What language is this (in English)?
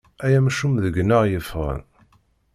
Kabyle